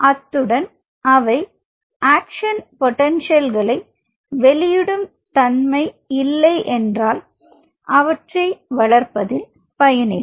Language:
Tamil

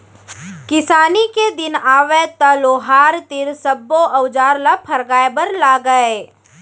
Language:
Chhattisgarhi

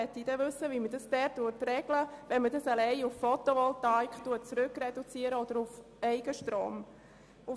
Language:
Swiss German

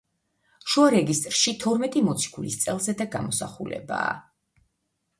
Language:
Georgian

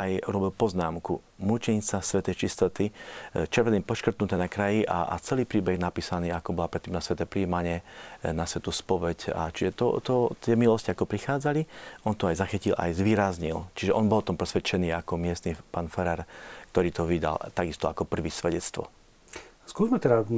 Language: Slovak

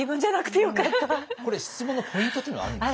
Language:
Japanese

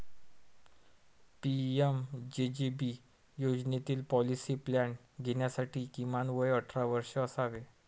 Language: Marathi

